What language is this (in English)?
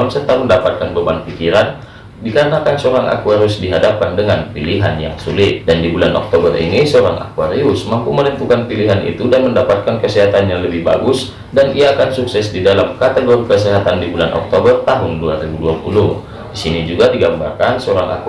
Indonesian